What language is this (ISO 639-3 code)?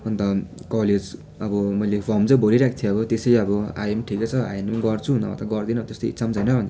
nep